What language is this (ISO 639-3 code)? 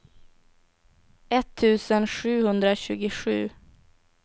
swe